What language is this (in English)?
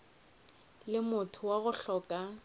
Northern Sotho